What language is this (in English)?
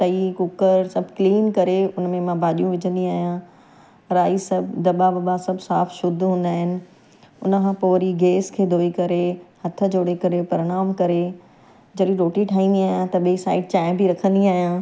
Sindhi